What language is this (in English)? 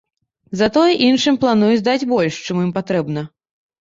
Belarusian